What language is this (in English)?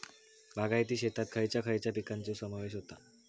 Marathi